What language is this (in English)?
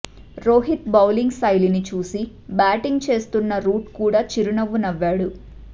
Telugu